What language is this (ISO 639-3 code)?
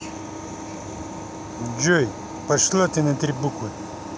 rus